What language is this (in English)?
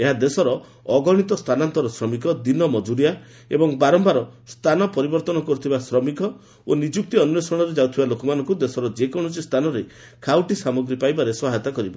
Odia